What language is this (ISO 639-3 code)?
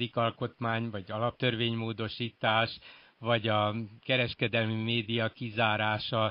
hun